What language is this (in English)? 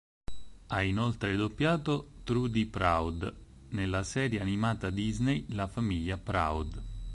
Italian